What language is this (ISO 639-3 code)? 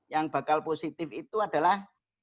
ind